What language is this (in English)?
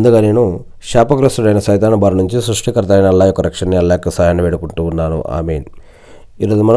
Telugu